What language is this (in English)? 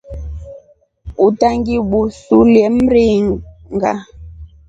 Rombo